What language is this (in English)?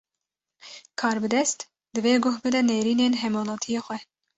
Kurdish